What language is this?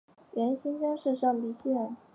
Chinese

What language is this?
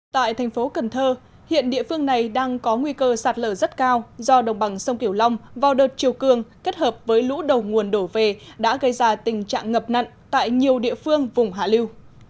Vietnamese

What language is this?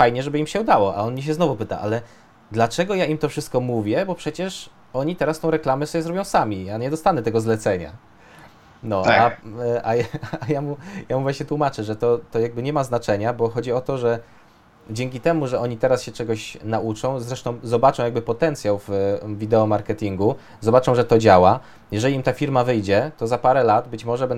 Polish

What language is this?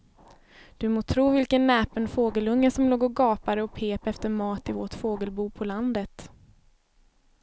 Swedish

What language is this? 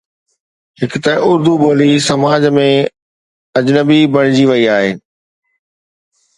Sindhi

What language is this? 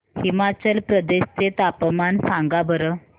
Marathi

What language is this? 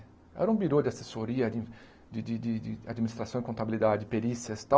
Portuguese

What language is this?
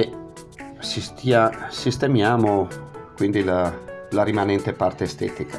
Italian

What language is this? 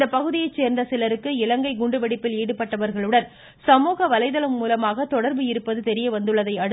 Tamil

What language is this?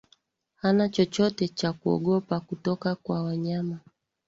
Swahili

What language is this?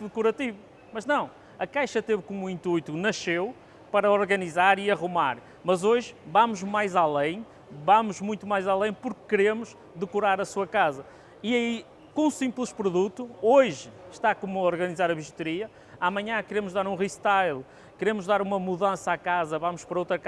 Portuguese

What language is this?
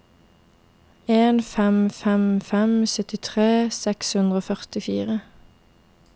Norwegian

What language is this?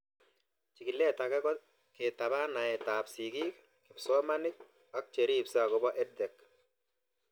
Kalenjin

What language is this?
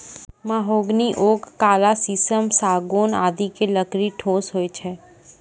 Maithili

